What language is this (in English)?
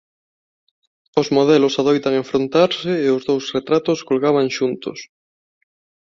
Galician